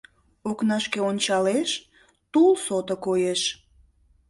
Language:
Mari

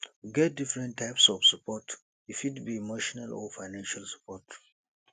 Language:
Nigerian Pidgin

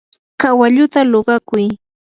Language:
Yanahuanca Pasco Quechua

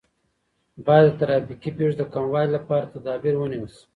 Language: Pashto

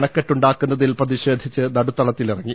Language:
Malayalam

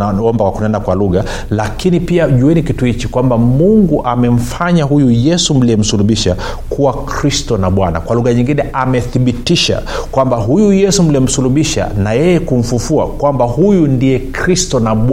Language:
Swahili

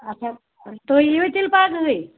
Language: Kashmiri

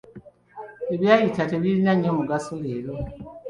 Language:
Ganda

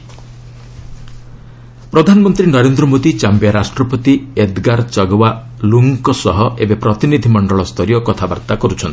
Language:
Odia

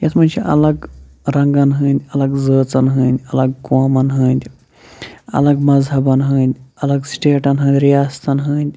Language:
Kashmiri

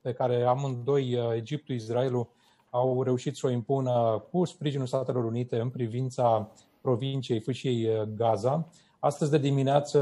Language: Romanian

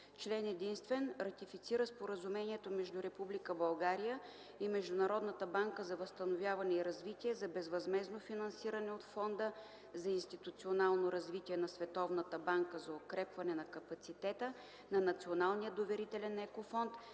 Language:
Bulgarian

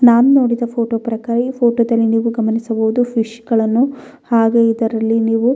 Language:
Kannada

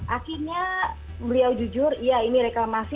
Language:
Indonesian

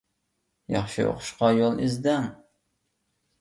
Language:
Uyghur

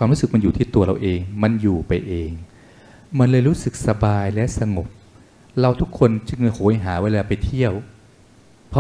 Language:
Thai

